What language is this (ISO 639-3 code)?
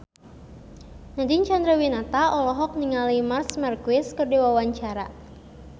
sun